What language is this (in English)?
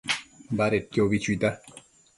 Matsés